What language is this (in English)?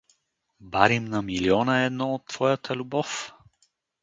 Bulgarian